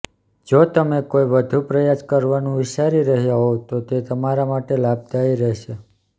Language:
Gujarati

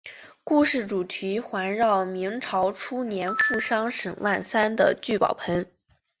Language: Chinese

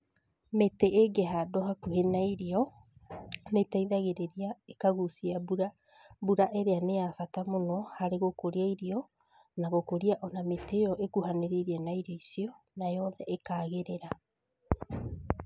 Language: Kikuyu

